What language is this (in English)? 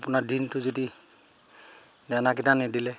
Assamese